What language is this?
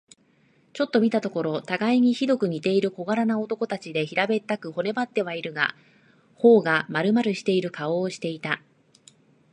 Japanese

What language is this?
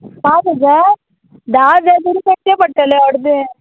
Konkani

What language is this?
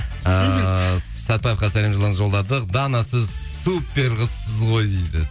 Kazakh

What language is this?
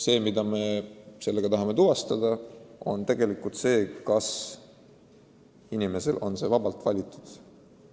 Estonian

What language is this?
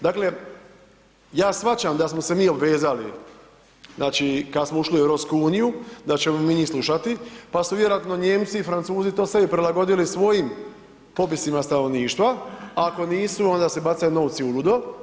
Croatian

